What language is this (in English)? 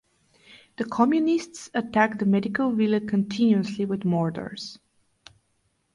English